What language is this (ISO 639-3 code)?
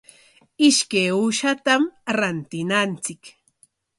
qwa